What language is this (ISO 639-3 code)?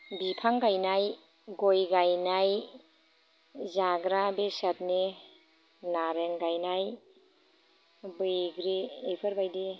brx